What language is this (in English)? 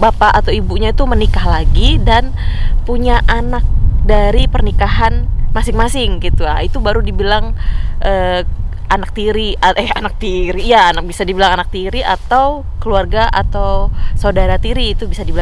Indonesian